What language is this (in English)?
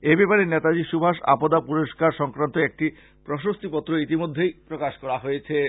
Bangla